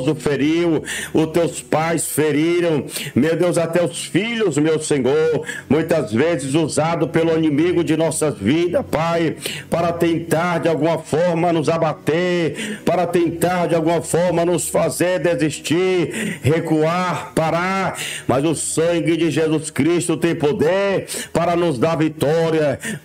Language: Portuguese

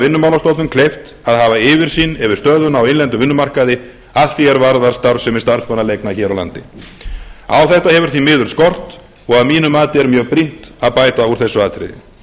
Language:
Icelandic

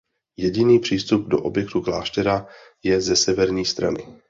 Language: Czech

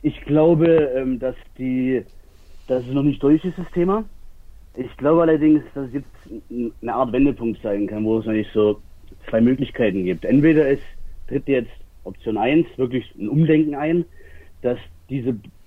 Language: German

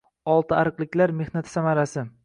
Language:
Uzbek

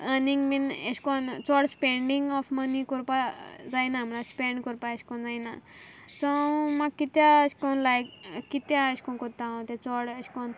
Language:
Konkani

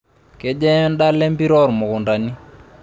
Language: Masai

